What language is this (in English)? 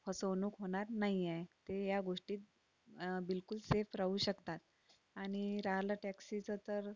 Marathi